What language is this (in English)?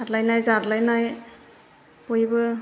Bodo